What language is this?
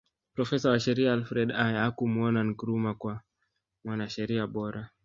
Swahili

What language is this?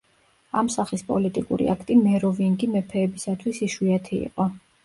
Georgian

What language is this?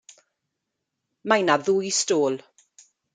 Welsh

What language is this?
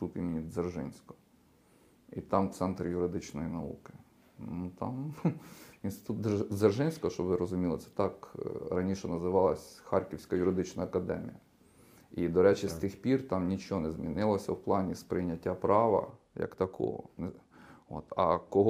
Ukrainian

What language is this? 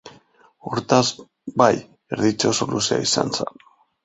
Basque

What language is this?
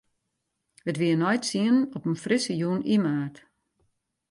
Western Frisian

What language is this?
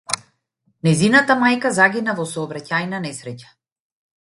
Macedonian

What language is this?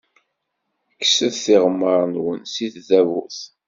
Kabyle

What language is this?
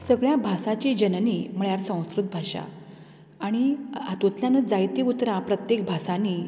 Konkani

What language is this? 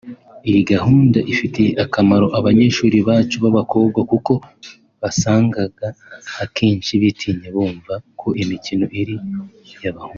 Kinyarwanda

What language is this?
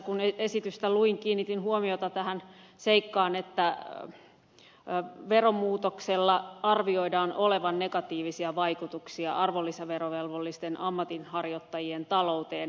Finnish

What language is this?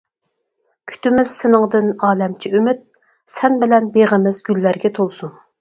Uyghur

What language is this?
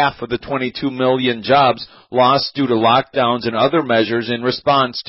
English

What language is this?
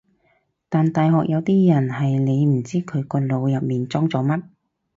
Cantonese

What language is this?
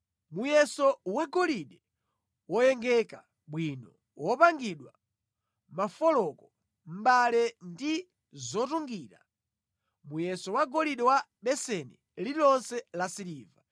Nyanja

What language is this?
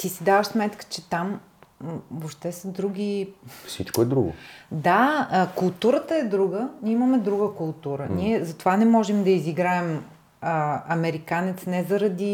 Bulgarian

